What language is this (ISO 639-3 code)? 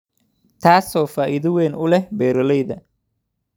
som